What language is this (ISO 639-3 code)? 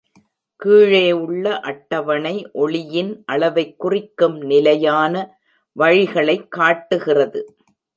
tam